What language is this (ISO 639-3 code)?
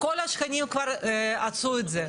heb